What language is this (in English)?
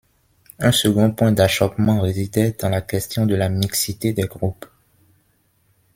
French